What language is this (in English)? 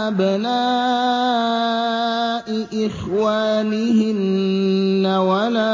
Arabic